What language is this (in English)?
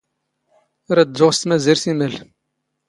Standard Moroccan Tamazight